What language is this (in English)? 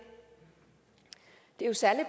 Danish